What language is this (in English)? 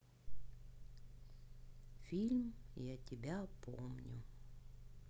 Russian